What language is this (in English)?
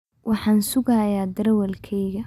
Somali